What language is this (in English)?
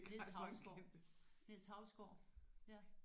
Danish